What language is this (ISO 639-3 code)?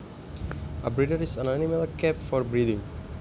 jav